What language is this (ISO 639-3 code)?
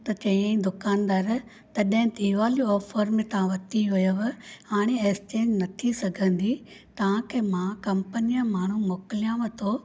snd